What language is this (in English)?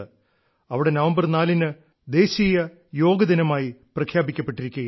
Malayalam